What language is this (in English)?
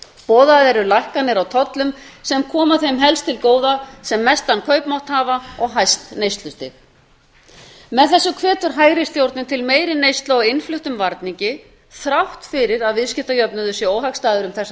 Icelandic